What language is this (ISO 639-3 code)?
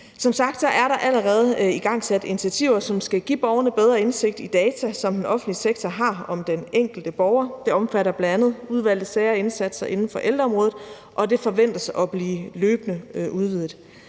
dan